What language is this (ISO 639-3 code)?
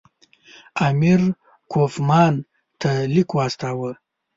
pus